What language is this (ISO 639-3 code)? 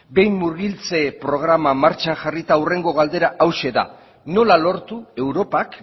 eus